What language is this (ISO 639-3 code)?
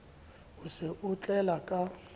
sot